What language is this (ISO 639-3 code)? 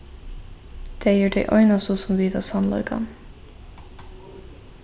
fao